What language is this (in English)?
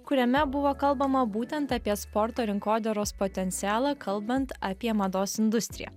Lithuanian